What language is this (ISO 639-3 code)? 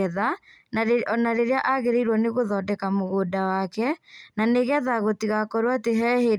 kik